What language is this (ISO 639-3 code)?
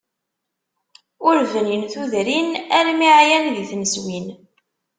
kab